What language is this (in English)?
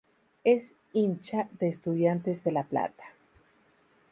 Spanish